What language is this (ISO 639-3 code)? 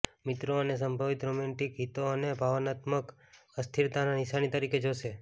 guj